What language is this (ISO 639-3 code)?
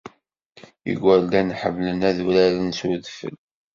kab